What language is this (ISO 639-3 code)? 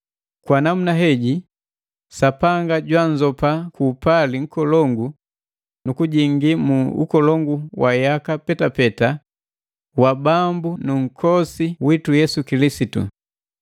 mgv